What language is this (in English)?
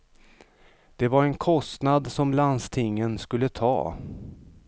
Swedish